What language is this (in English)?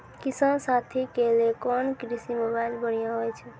Maithili